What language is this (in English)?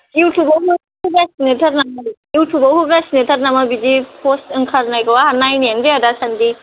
Bodo